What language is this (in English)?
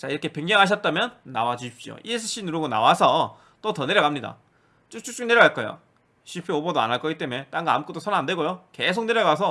Korean